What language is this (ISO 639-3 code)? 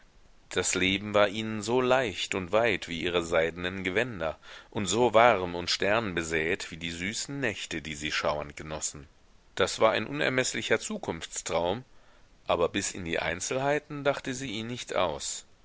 deu